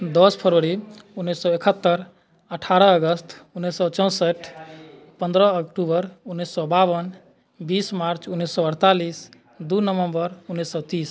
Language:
Maithili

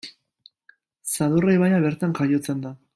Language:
Basque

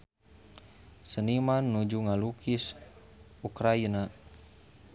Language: Sundanese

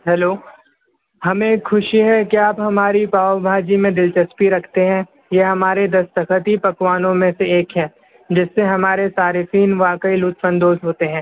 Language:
Urdu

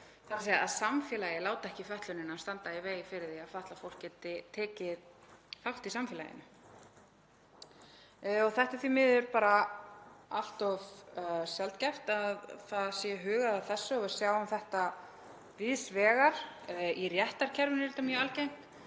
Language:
Icelandic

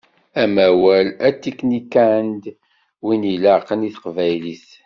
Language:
Kabyle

